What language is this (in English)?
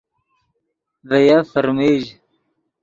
Yidgha